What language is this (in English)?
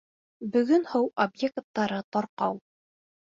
Bashkir